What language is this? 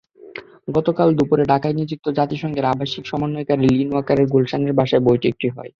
Bangla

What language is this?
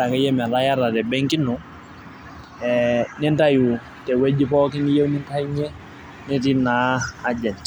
Masai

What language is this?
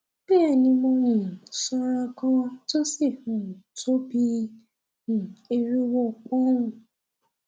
Yoruba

